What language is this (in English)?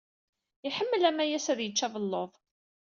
Kabyle